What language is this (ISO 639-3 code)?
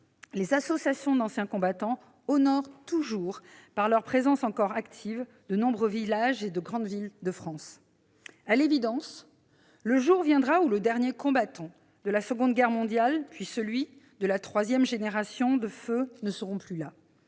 fra